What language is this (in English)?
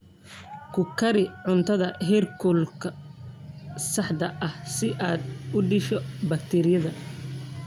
Somali